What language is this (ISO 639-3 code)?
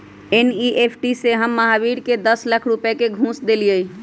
mag